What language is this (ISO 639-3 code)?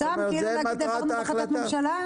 heb